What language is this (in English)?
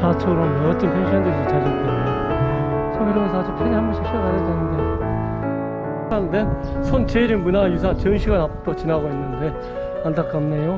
Korean